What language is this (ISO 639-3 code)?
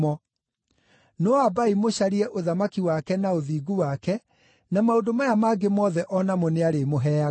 kik